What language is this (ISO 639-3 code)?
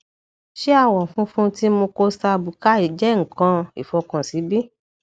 yor